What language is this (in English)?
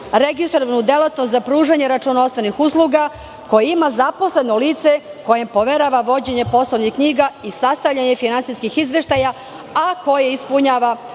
Serbian